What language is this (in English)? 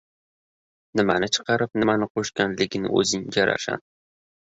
Uzbek